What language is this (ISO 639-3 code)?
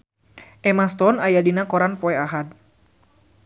sun